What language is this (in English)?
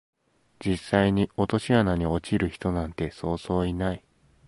Japanese